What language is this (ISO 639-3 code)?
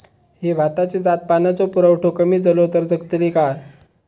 mar